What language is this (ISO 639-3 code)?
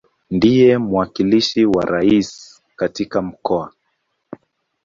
swa